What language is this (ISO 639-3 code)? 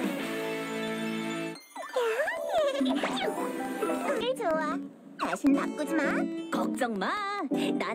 kor